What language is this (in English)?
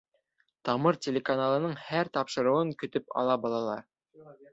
Bashkir